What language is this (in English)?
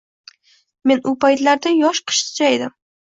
Uzbek